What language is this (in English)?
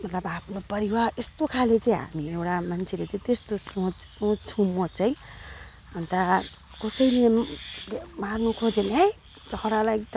Nepali